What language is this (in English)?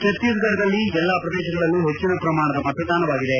Kannada